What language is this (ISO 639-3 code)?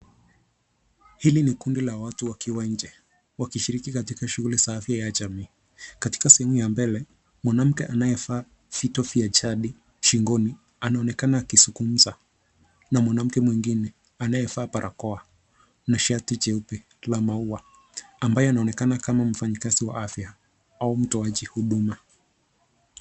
swa